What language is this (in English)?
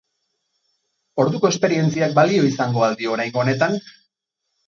Basque